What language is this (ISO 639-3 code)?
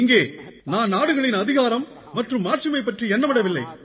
tam